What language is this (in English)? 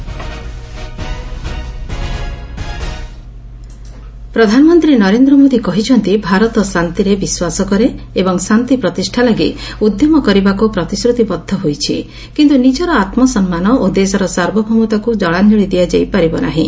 Odia